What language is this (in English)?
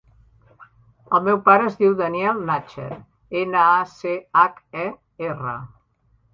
Catalan